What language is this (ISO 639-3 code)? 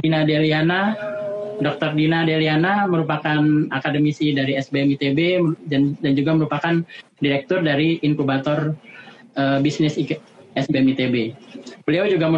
ind